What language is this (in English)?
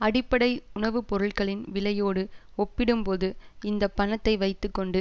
Tamil